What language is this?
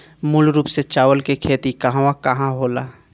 Bhojpuri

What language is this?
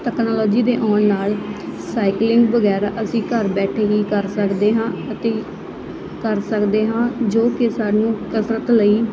Punjabi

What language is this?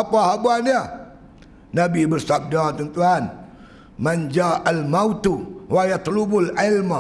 Malay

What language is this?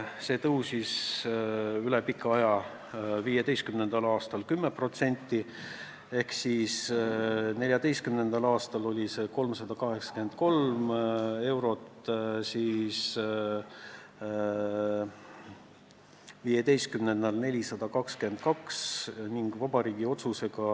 Estonian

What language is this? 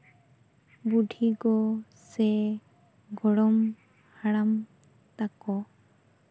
Santali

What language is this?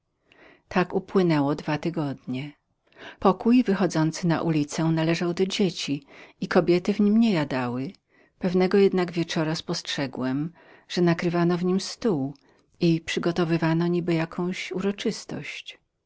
Polish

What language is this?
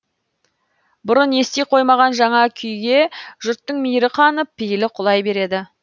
Kazakh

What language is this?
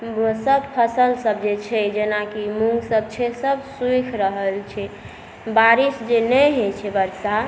Maithili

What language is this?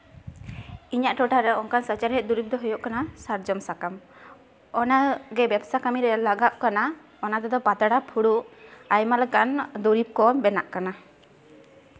Santali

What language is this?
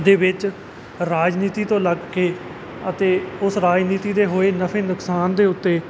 Punjabi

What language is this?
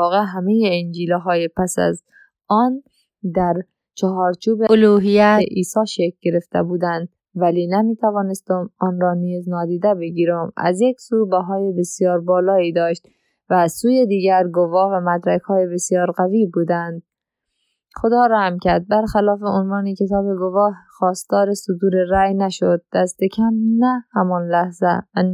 Persian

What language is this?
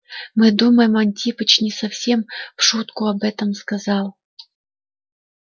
Russian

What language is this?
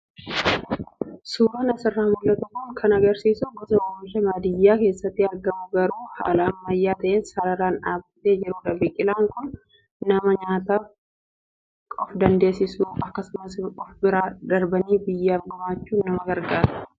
Oromo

